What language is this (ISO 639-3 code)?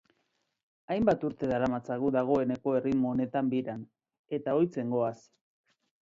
eus